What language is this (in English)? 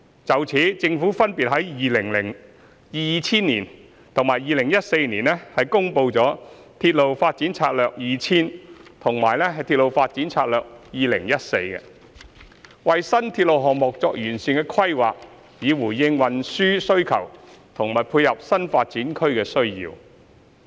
Cantonese